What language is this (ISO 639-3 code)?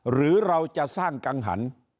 tha